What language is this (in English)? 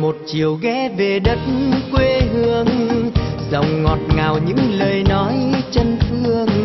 Vietnamese